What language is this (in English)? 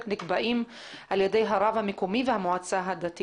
Hebrew